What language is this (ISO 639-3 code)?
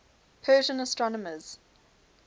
eng